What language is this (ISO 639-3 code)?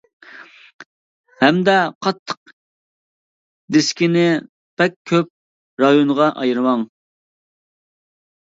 uig